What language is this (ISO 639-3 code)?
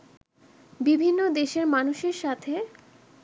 ben